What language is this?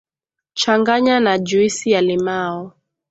Swahili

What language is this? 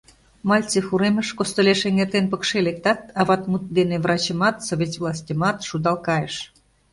Mari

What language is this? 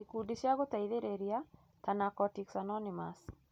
Kikuyu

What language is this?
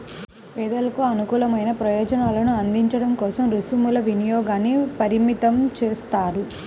Telugu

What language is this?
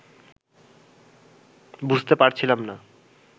Bangla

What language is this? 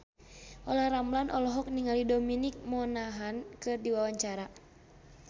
Sundanese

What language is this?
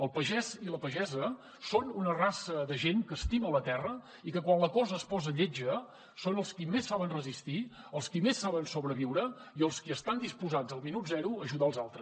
Catalan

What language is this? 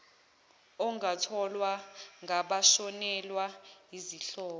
Zulu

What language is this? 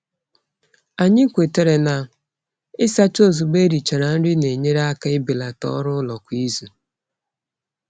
Igbo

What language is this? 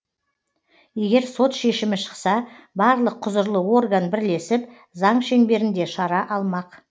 Kazakh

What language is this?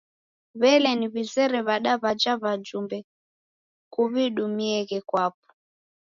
Taita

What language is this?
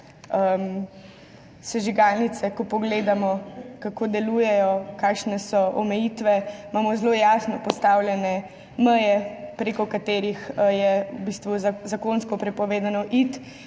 Slovenian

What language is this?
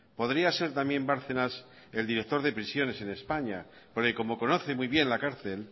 Spanish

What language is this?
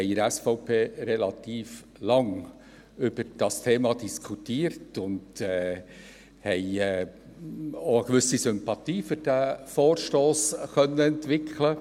Swiss German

